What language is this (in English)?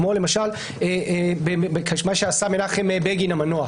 Hebrew